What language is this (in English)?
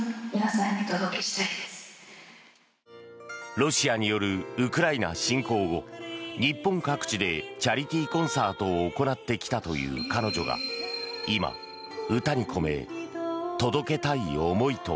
Japanese